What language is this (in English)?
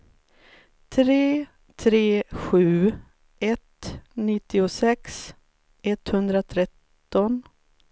Swedish